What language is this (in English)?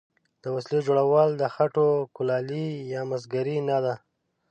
Pashto